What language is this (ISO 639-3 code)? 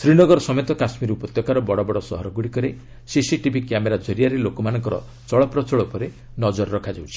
ori